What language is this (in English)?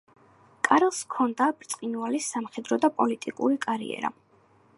Georgian